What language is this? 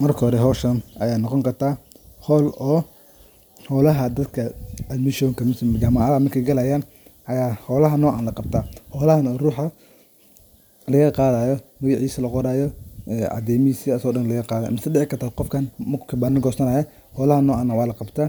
Somali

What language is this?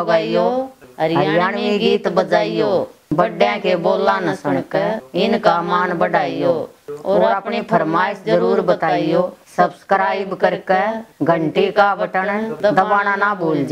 Hindi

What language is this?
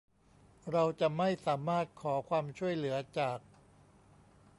Thai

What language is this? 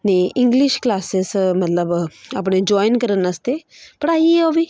Punjabi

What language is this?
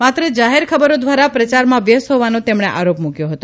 Gujarati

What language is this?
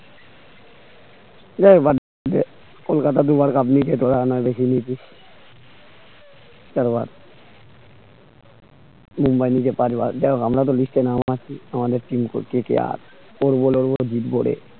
Bangla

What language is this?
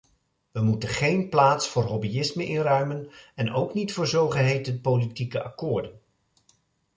Dutch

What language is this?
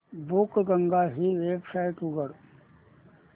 Marathi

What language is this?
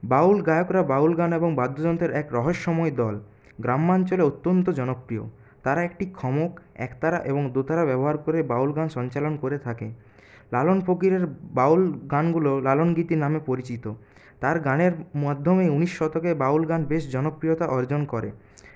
Bangla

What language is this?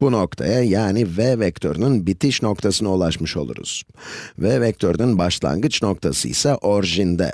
Turkish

